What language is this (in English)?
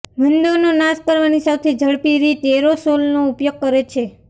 Gujarati